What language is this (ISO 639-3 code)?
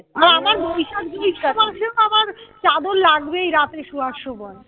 ben